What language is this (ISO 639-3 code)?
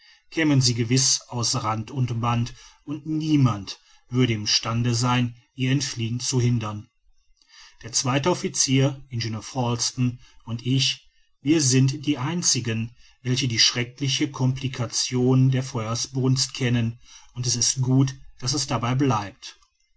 deu